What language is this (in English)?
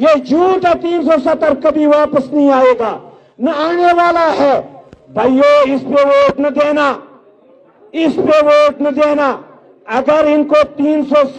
Turkish